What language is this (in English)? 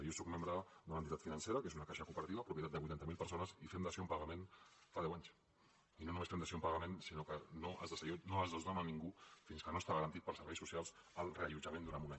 Catalan